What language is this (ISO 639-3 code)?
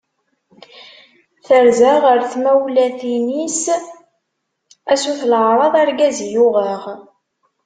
kab